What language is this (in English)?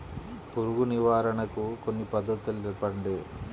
Telugu